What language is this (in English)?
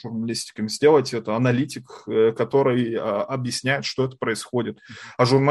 Russian